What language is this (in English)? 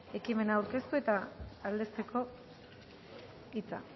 Basque